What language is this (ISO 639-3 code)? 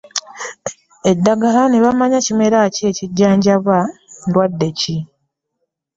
lug